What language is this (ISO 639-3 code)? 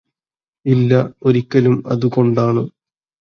mal